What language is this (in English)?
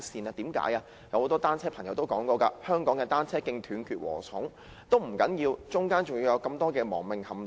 Cantonese